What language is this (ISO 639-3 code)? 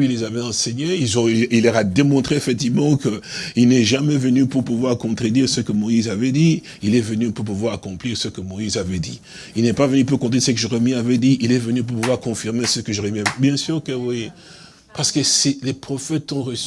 fra